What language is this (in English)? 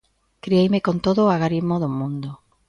Galician